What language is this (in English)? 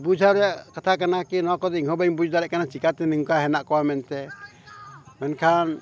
Santali